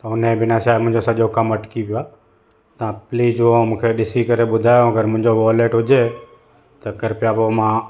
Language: Sindhi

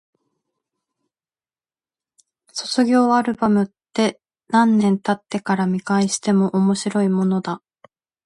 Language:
Japanese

